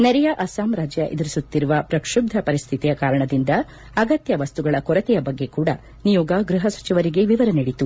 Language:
Kannada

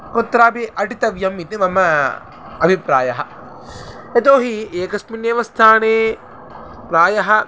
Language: Sanskrit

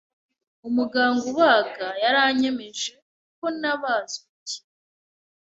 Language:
Kinyarwanda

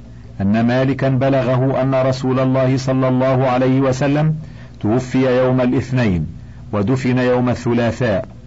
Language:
Arabic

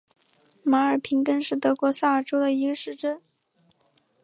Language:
Chinese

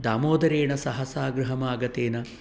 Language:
Sanskrit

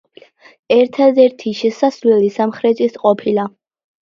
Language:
Georgian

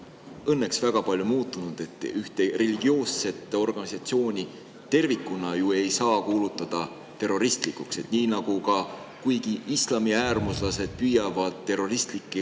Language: Estonian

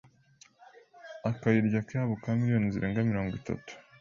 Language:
Kinyarwanda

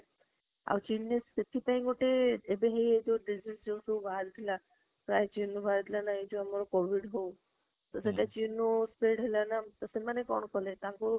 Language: Odia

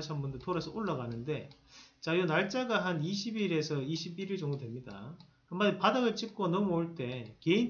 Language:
Korean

